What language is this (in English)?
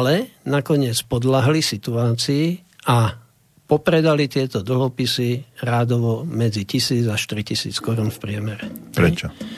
Slovak